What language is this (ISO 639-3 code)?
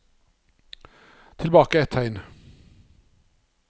nor